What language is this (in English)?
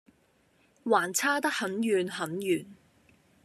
Cantonese